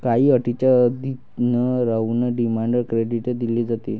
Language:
Marathi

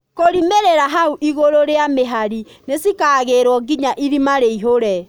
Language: Kikuyu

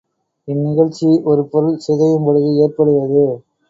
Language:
Tamil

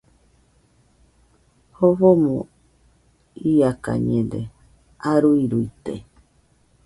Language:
Nüpode Huitoto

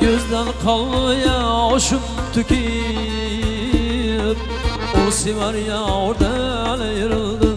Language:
Turkish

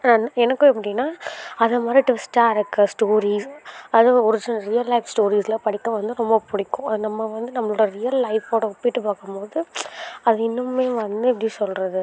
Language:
Tamil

